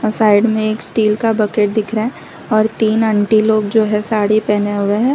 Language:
Hindi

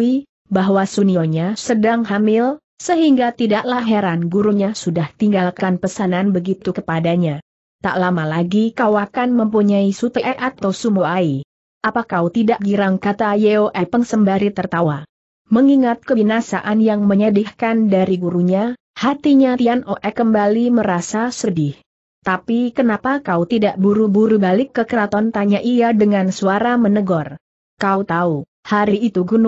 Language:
Indonesian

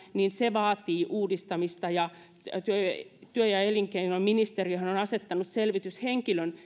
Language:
Finnish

